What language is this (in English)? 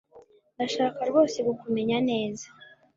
Kinyarwanda